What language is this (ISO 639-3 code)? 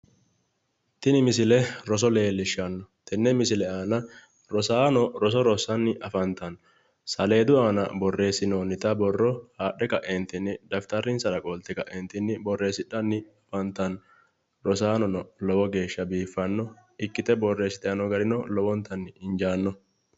sid